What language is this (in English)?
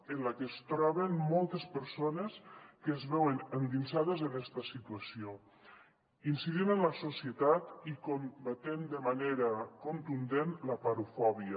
Catalan